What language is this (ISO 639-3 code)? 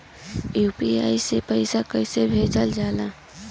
bho